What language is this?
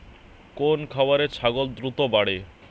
Bangla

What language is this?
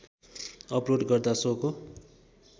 Nepali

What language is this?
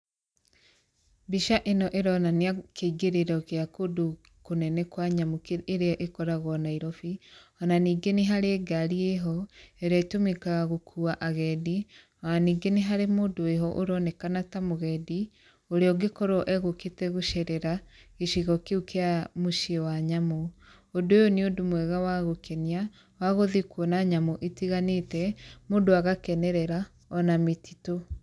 Kikuyu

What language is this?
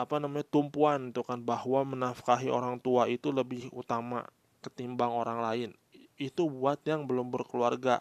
Indonesian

